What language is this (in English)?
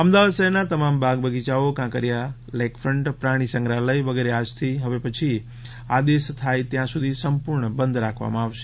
Gujarati